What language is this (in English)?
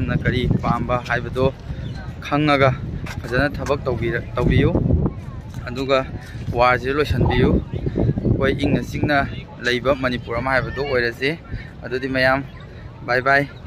Thai